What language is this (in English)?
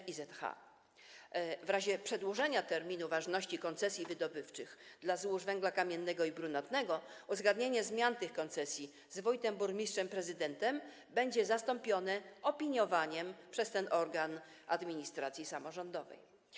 Polish